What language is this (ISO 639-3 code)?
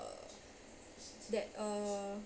eng